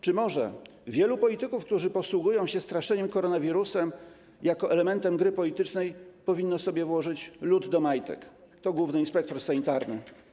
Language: Polish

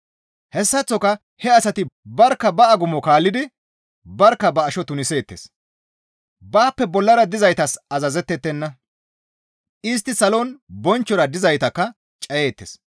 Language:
Gamo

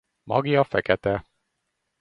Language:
Hungarian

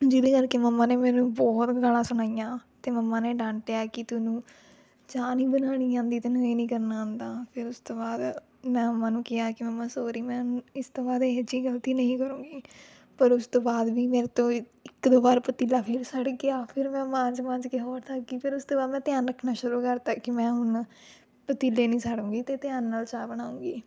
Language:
Punjabi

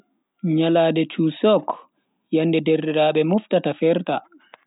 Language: Bagirmi Fulfulde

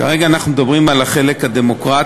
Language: Hebrew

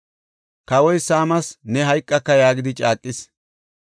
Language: Gofa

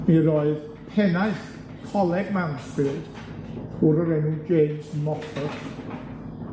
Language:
Welsh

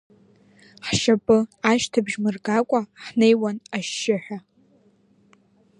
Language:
Abkhazian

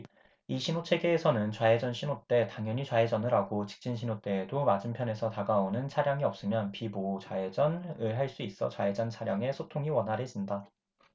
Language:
Korean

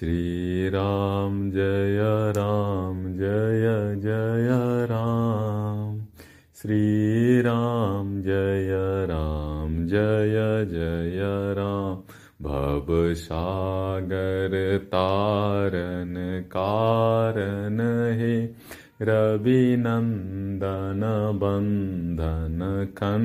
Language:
Hindi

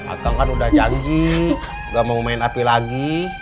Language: Indonesian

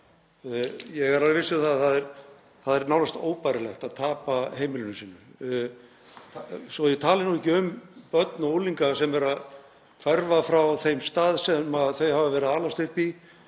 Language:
Icelandic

